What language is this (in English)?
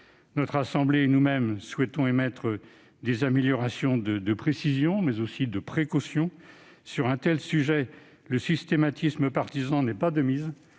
French